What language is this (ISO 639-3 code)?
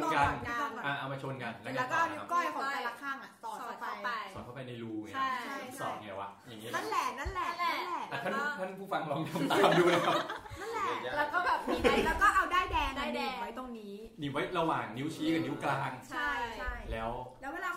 tha